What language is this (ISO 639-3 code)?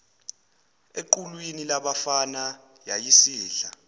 zul